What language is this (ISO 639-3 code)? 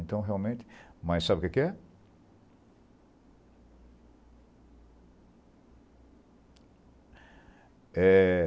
por